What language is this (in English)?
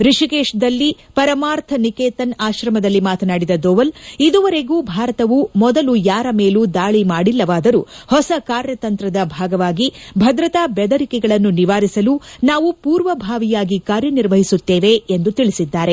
Kannada